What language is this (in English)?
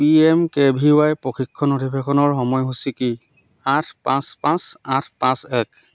Assamese